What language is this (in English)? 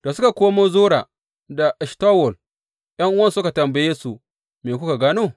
Hausa